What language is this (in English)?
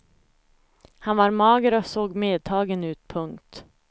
Swedish